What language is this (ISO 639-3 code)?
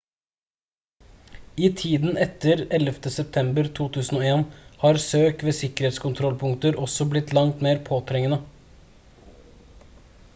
nob